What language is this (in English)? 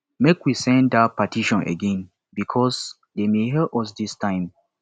Nigerian Pidgin